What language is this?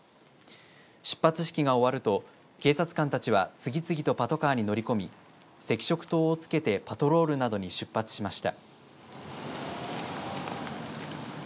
Japanese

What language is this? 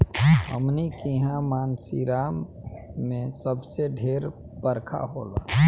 Bhojpuri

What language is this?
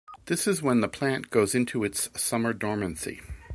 English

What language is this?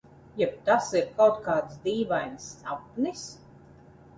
Latvian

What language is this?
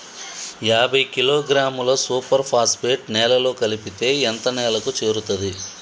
Telugu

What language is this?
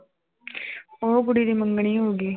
Punjabi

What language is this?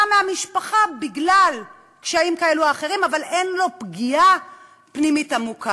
Hebrew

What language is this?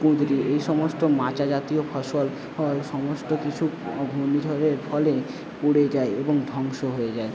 Bangla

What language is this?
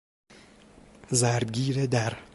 Persian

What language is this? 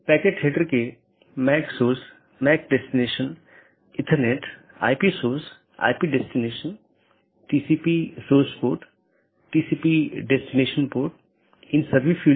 Hindi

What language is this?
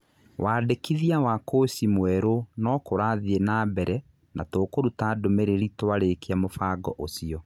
Kikuyu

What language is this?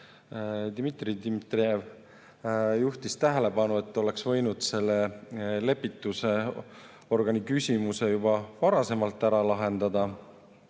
Estonian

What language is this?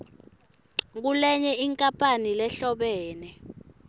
Swati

